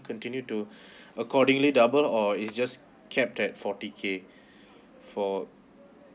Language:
English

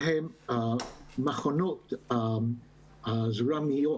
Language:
Hebrew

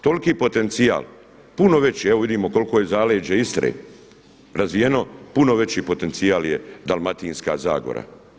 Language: Croatian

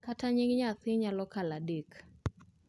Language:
Luo (Kenya and Tanzania)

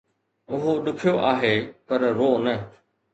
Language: Sindhi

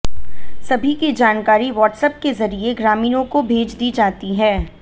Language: Hindi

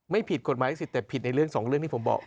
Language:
Thai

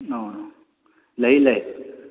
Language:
Manipuri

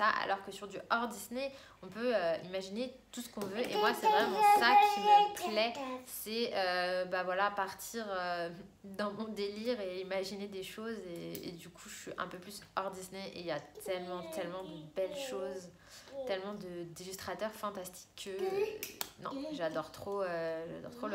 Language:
French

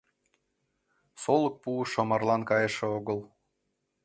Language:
Mari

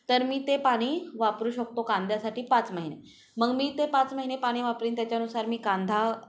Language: Marathi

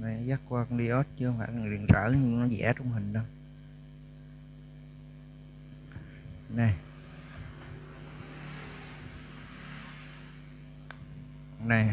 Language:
Vietnamese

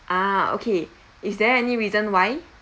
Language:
English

